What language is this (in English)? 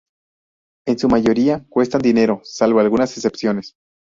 Spanish